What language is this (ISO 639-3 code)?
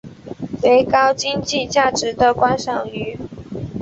zho